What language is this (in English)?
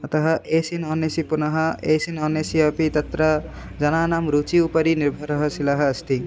Sanskrit